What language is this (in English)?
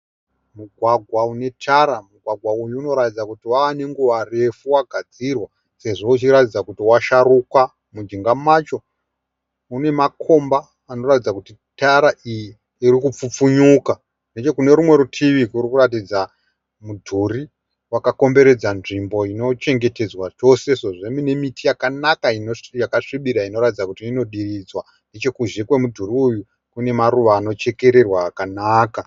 Shona